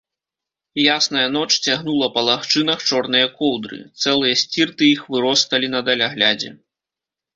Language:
Belarusian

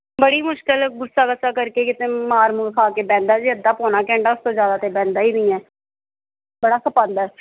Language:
Punjabi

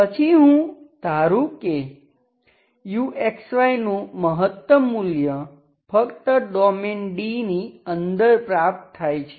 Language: Gujarati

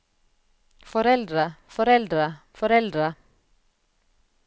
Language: Norwegian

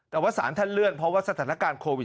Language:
Thai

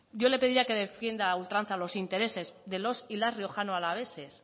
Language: Spanish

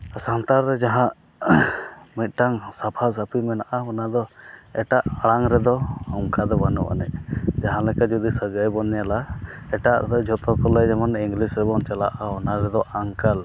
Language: Santali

